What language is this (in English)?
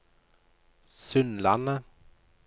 Norwegian